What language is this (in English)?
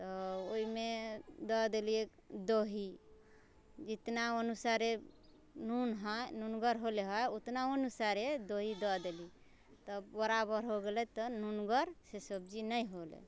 Maithili